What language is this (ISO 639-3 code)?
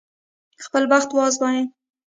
pus